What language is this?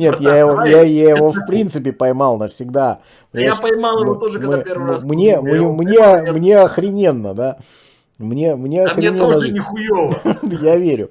Russian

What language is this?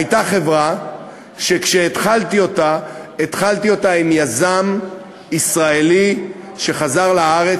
Hebrew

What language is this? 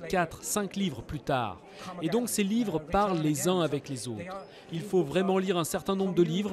French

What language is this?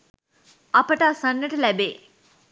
Sinhala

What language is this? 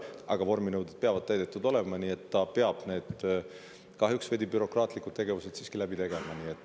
Estonian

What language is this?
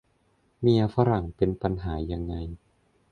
Thai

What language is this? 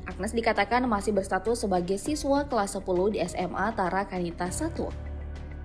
Indonesian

